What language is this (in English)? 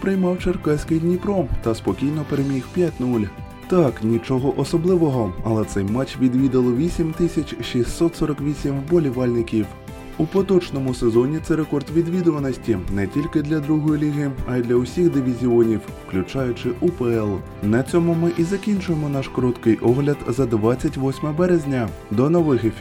Ukrainian